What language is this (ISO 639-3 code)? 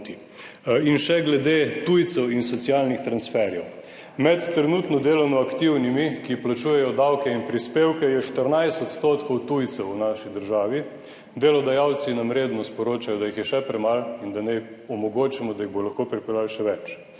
slv